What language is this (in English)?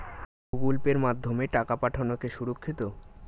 Bangla